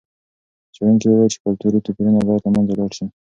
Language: Pashto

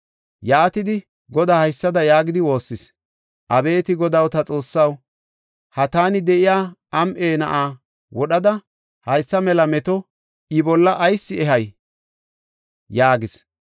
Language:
Gofa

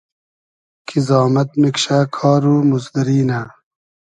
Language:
Hazaragi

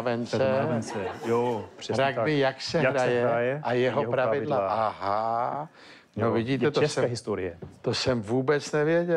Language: Czech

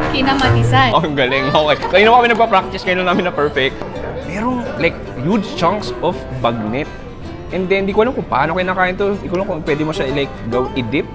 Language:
Filipino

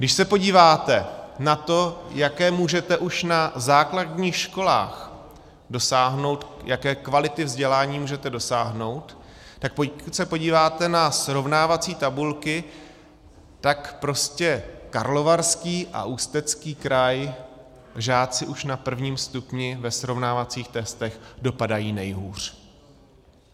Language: Czech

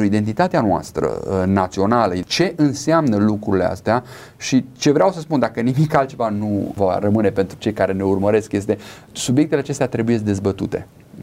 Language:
Romanian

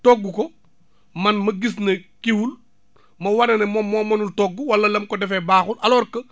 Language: Wolof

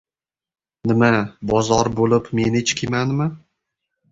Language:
Uzbek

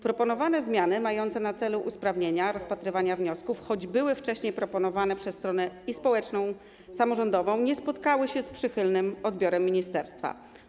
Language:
Polish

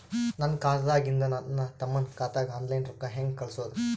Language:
Kannada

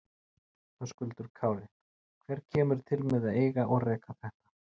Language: Icelandic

